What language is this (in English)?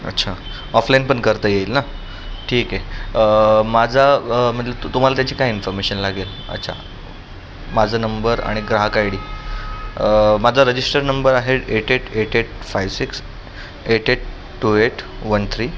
Marathi